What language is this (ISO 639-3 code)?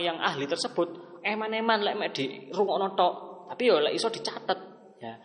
ind